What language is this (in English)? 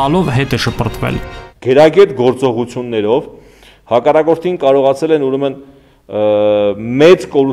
Romanian